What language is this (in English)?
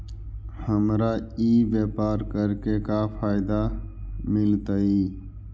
Magahi